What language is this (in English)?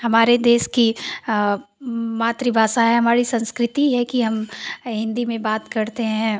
Hindi